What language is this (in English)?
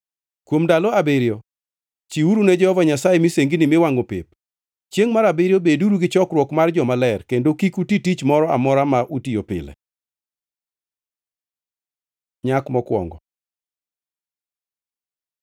Luo (Kenya and Tanzania)